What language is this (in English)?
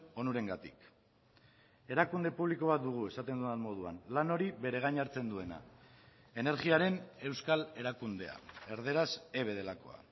Basque